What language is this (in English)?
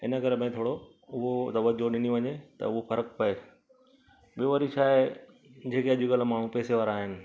Sindhi